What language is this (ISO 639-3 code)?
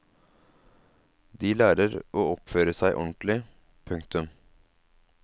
nor